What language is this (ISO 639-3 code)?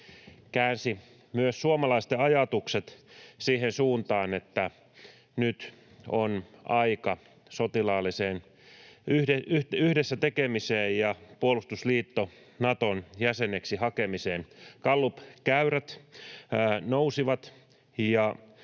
fin